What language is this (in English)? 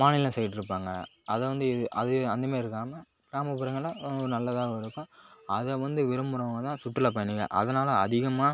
Tamil